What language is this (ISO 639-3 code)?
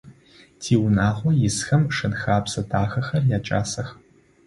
ady